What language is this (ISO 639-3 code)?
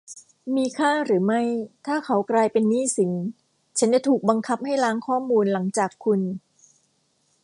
tha